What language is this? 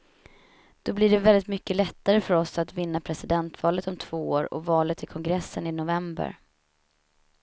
Swedish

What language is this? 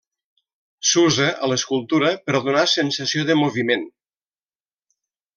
Catalan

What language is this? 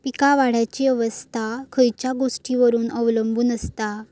Marathi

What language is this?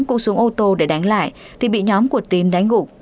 Vietnamese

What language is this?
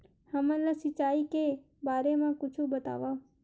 Chhattisgarhi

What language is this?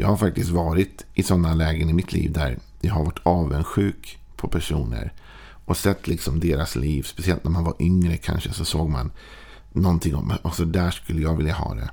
Swedish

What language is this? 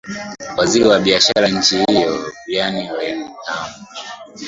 Swahili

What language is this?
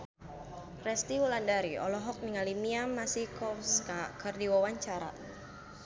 Sundanese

